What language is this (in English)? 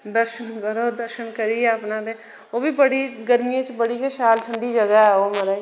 Dogri